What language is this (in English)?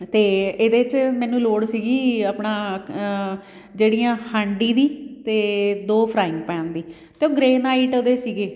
Punjabi